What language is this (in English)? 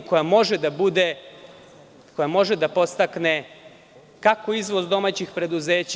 Serbian